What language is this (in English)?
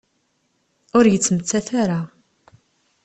Kabyle